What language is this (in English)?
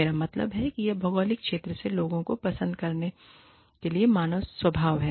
Hindi